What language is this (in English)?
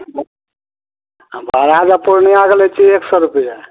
Maithili